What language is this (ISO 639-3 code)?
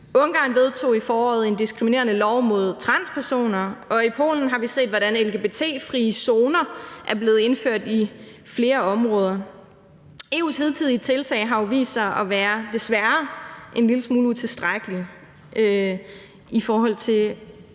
dan